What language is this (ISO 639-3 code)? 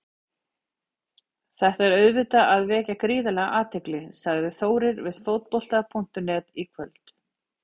isl